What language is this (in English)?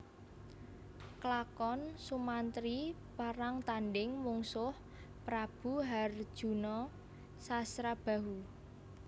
Javanese